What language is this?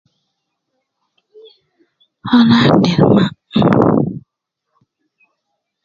Nubi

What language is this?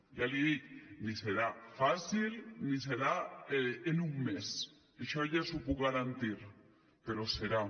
Catalan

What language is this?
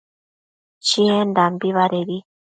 Matsés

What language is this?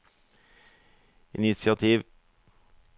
Norwegian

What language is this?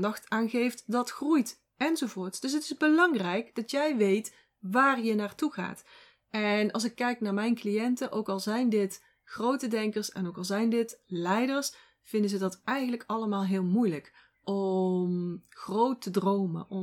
Dutch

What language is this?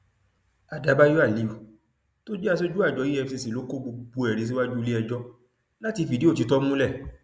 Yoruba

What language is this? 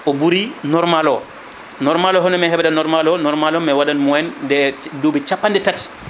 Fula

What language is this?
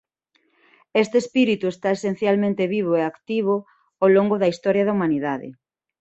Galician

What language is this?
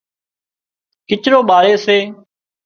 Wadiyara Koli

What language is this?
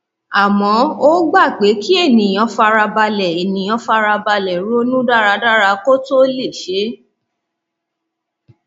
Yoruba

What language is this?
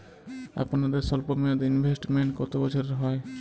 Bangla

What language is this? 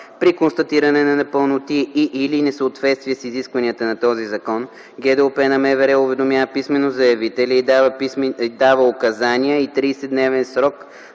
Bulgarian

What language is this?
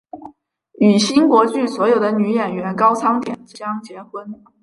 Chinese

